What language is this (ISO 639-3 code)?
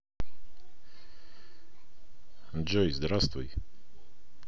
rus